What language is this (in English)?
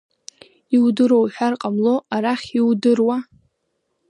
Abkhazian